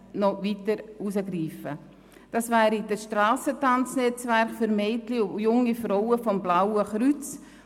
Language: Swiss German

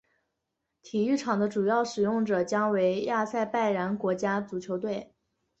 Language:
Chinese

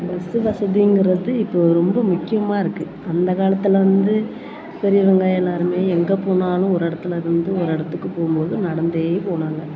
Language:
Tamil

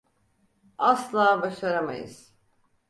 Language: Turkish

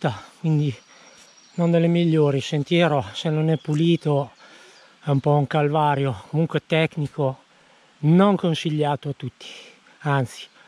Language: Italian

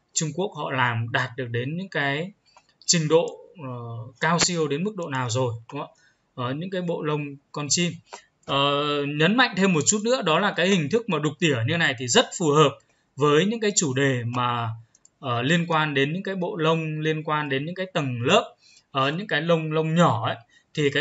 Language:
Vietnamese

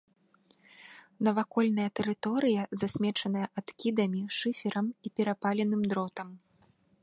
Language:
Belarusian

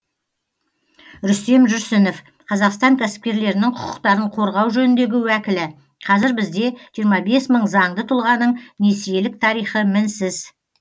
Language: Kazakh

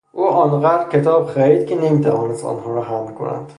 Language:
Persian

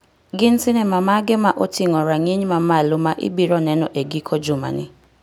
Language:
Luo (Kenya and Tanzania)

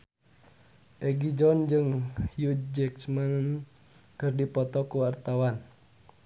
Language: Sundanese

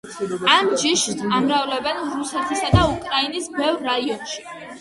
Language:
Georgian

